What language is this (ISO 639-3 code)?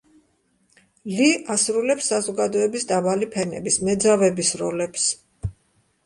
kat